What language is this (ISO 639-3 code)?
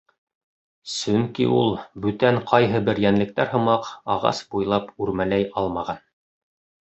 bak